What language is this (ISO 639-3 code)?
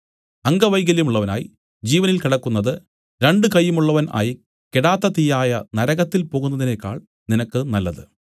mal